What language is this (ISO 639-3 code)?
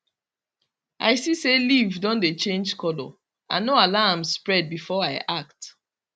pcm